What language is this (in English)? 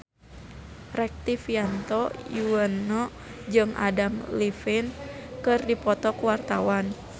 Sundanese